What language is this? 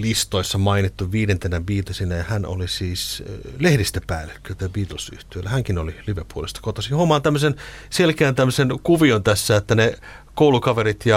Finnish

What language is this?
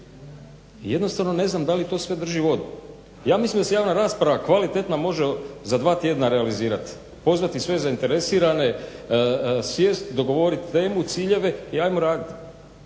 Croatian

